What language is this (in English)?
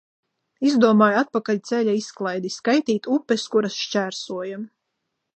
Latvian